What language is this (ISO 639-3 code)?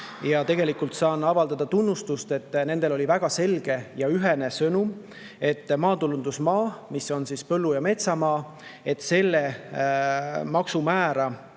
est